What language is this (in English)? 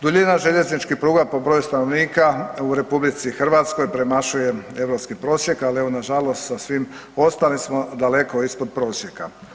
Croatian